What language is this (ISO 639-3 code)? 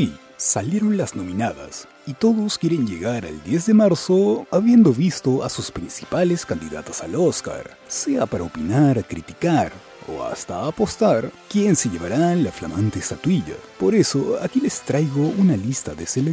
spa